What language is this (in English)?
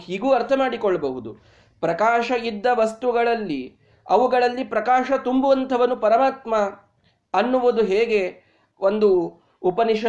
Kannada